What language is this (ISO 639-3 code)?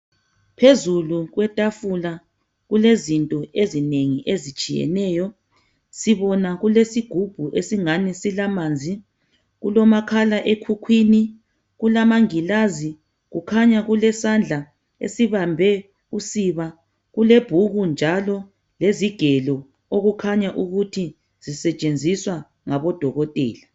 nde